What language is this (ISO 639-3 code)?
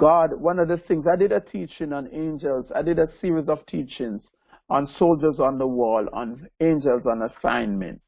eng